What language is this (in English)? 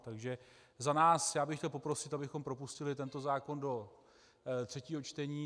Czech